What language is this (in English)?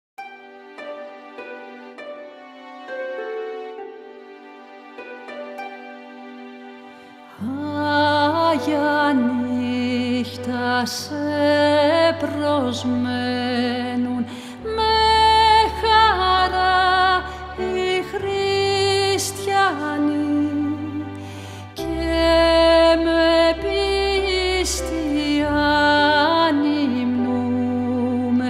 Greek